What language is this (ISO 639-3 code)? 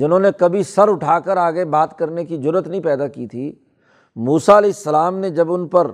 urd